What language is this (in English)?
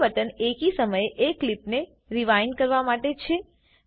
Gujarati